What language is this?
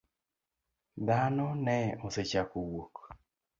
Luo (Kenya and Tanzania)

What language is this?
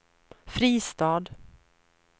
Swedish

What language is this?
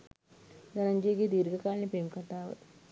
Sinhala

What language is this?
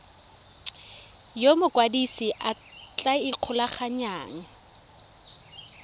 Tswana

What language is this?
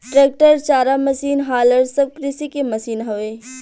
Bhojpuri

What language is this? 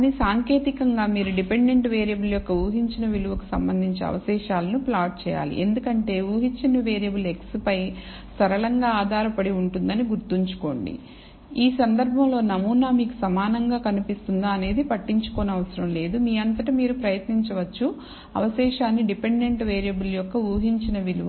Telugu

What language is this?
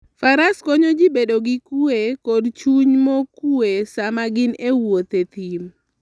Luo (Kenya and Tanzania)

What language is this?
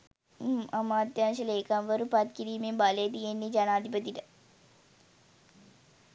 Sinhala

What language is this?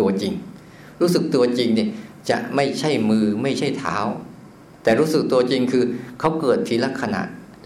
Thai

